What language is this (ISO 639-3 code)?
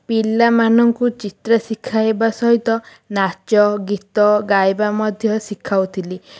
ori